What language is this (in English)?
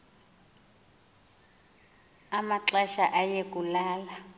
Xhosa